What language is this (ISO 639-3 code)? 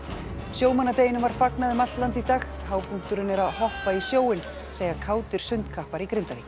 isl